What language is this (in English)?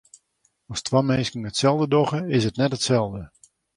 Western Frisian